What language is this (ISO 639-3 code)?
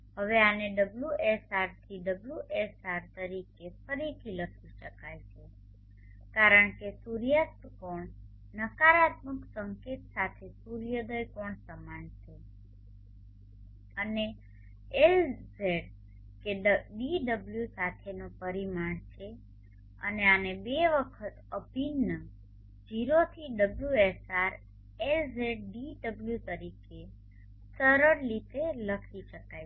guj